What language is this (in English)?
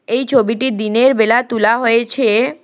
Bangla